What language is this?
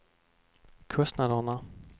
Swedish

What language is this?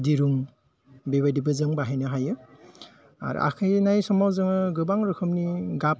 Bodo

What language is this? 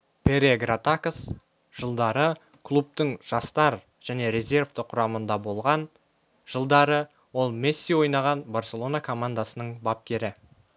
Kazakh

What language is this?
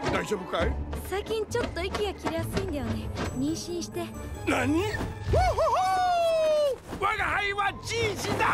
Japanese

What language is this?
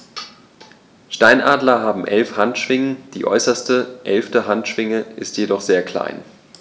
German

